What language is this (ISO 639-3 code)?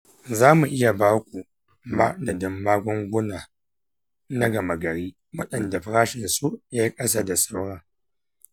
hau